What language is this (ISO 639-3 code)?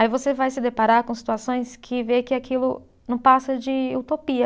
por